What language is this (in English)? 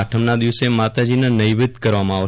Gujarati